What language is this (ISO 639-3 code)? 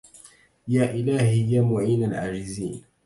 ara